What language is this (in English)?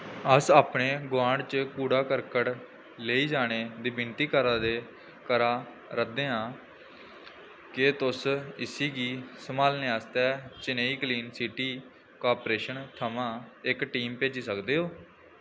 Dogri